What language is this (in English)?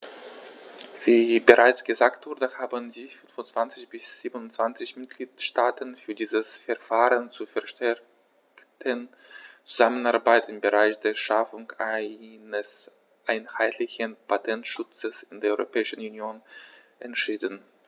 German